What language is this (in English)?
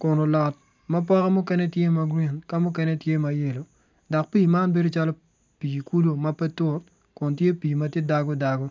Acoli